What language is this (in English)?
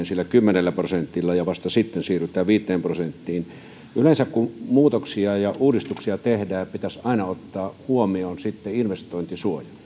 Finnish